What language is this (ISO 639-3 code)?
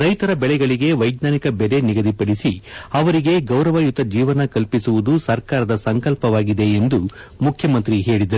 kan